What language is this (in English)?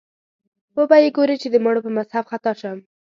Pashto